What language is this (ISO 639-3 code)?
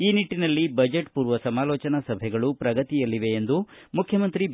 kan